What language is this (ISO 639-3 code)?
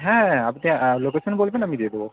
ben